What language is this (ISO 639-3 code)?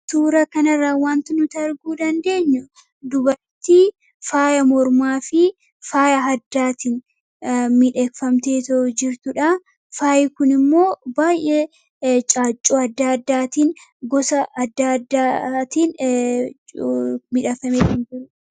orm